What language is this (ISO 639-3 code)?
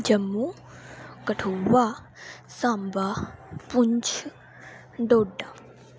doi